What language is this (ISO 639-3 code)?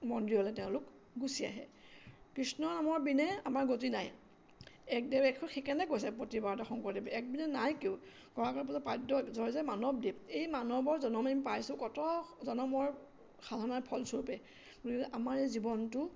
asm